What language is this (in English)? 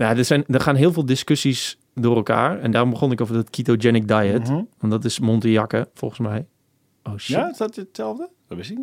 Dutch